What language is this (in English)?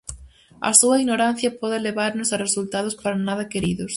Galician